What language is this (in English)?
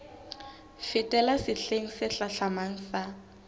Southern Sotho